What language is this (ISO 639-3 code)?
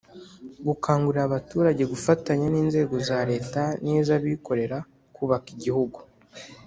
kin